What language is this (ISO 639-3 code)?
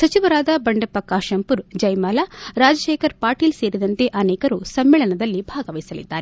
kan